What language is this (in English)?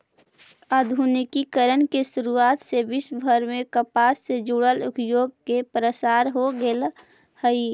Magahi